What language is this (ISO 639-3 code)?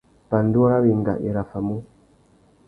bag